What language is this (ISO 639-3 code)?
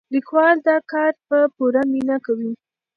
pus